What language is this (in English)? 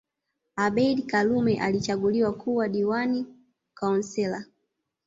Swahili